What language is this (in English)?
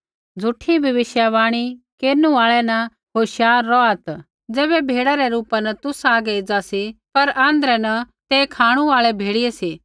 Kullu Pahari